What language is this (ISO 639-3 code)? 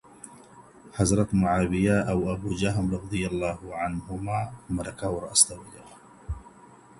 pus